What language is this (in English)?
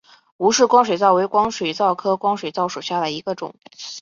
Chinese